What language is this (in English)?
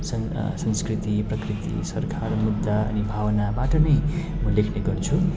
Nepali